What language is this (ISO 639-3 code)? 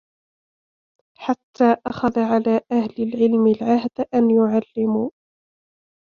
ara